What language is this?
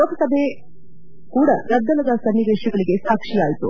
Kannada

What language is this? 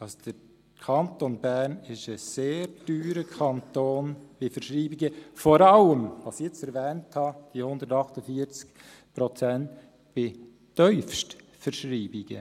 Swiss German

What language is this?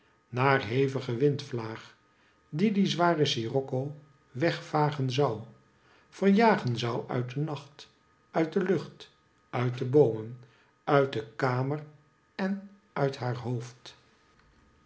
Dutch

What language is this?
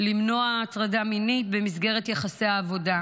Hebrew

